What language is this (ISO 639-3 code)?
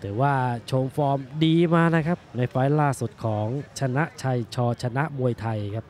tha